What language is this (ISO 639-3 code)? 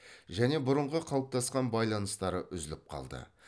kaz